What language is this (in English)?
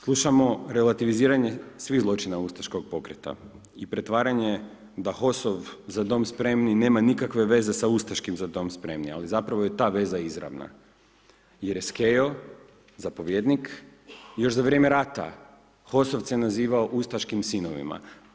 Croatian